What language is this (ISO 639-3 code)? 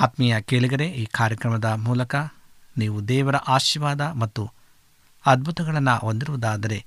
kan